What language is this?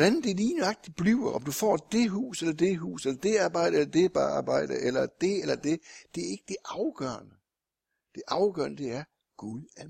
Danish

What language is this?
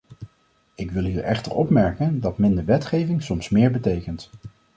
Dutch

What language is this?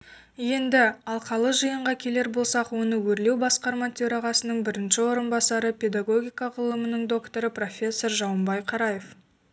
Kazakh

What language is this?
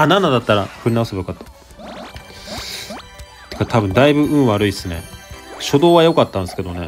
Japanese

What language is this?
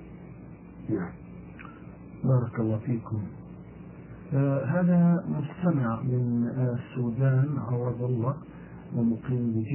Arabic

